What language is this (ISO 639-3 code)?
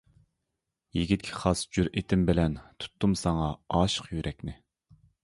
uig